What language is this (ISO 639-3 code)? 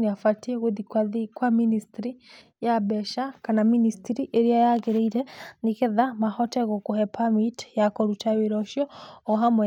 kik